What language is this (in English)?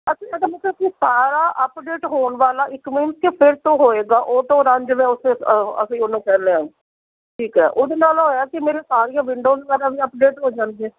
Punjabi